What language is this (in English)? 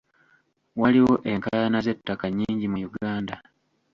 Ganda